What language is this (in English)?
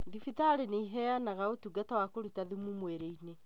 Kikuyu